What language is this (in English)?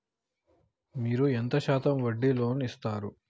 Telugu